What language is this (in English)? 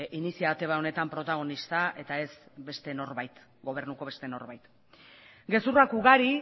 Basque